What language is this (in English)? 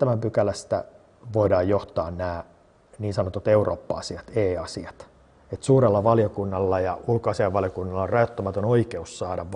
Finnish